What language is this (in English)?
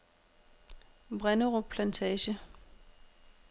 Danish